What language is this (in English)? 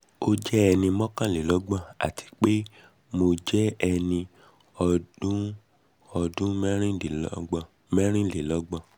Yoruba